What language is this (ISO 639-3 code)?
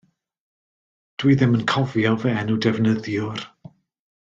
cym